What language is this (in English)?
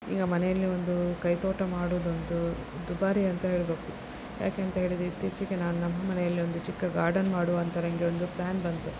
Kannada